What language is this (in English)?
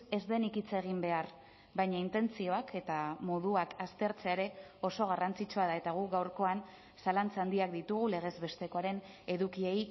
Basque